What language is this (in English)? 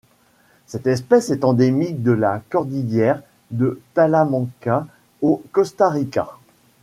French